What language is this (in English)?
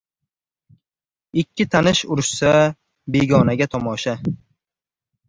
Uzbek